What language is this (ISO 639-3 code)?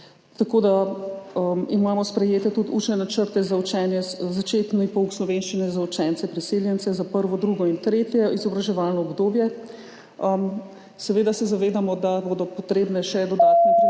slv